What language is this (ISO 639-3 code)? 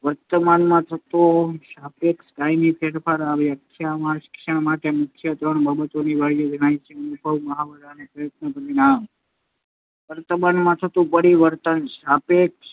guj